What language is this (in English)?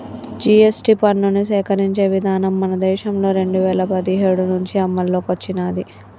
Telugu